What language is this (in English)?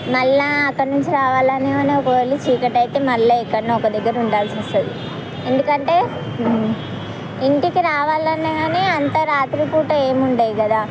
Telugu